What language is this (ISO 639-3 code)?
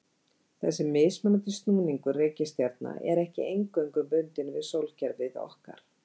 isl